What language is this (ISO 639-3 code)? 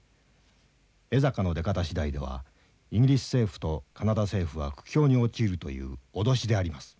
jpn